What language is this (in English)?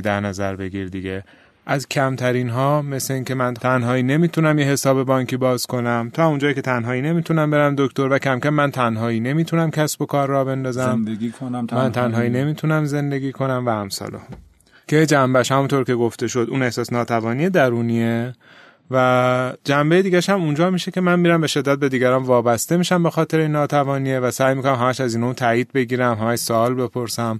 Persian